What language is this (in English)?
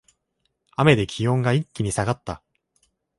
Japanese